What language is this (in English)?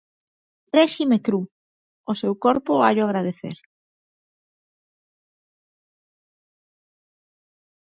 Galician